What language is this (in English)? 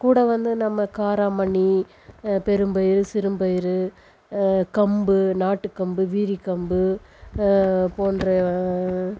Tamil